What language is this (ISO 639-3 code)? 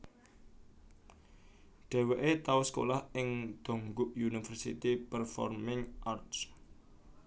jav